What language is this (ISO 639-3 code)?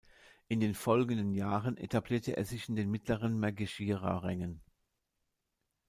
deu